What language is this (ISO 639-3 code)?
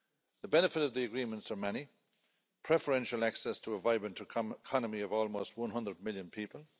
eng